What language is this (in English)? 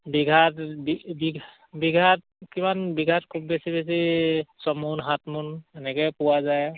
Assamese